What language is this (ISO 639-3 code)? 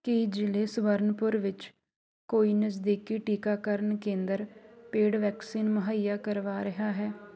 pan